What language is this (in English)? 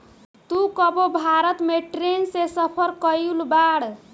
Bhojpuri